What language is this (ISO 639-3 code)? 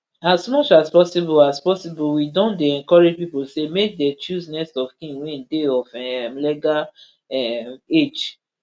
pcm